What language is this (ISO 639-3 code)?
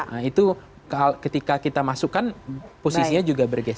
ind